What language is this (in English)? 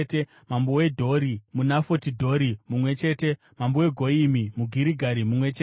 Shona